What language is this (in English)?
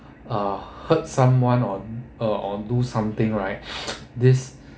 English